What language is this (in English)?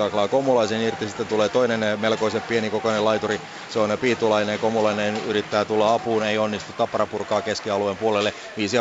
Finnish